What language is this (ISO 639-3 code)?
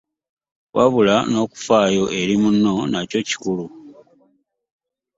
lug